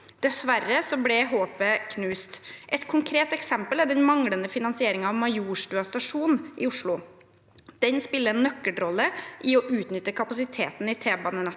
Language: Norwegian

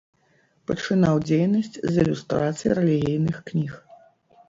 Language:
Belarusian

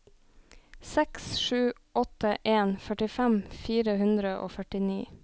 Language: Norwegian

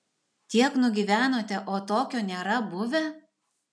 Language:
Lithuanian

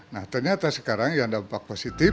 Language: Indonesian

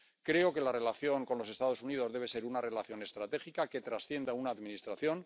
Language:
Spanish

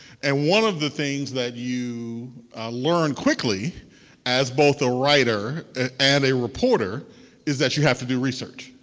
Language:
English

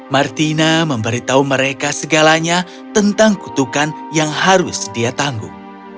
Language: Indonesian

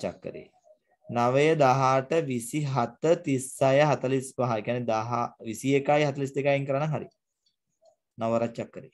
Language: Hindi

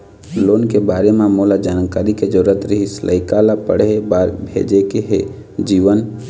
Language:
Chhattisgarhi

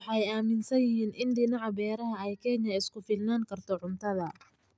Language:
Somali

